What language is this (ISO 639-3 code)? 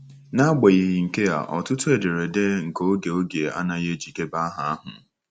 ibo